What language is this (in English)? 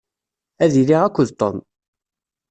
Kabyle